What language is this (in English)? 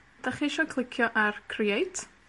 Welsh